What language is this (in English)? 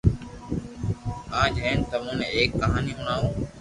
Loarki